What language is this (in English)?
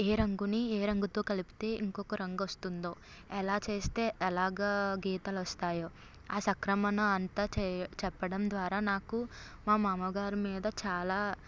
Telugu